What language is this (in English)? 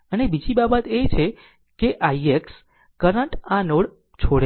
Gujarati